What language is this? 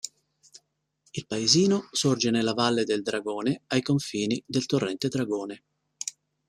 Italian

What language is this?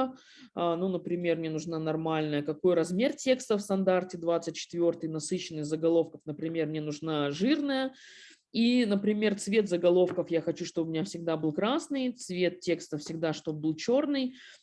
Russian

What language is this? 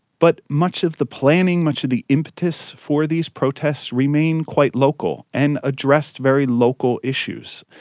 English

